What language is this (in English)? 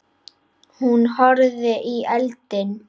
Icelandic